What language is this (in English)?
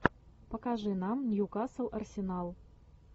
Russian